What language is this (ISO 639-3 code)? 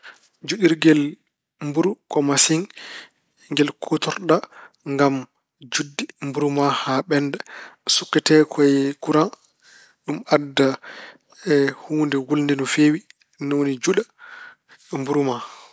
ful